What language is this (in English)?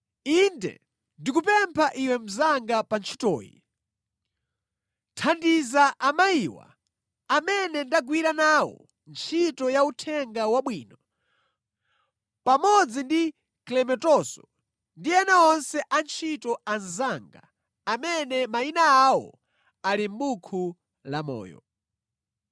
Nyanja